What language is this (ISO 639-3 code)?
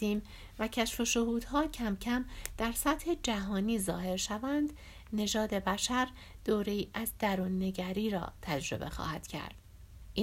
fas